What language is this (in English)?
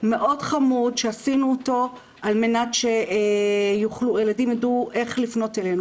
Hebrew